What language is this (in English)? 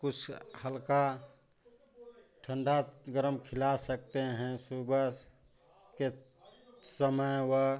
Hindi